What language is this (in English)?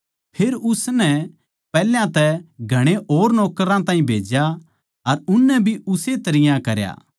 Haryanvi